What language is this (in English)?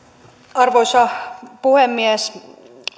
Finnish